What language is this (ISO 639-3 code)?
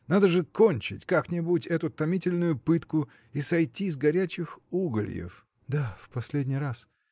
rus